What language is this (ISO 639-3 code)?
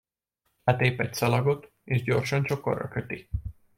hun